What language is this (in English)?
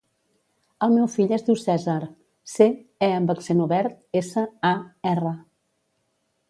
Catalan